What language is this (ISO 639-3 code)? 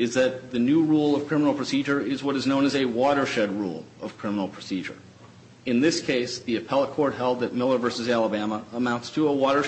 eng